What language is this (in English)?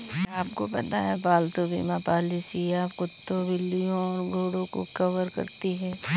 Hindi